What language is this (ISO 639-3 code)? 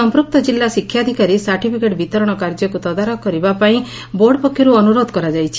ori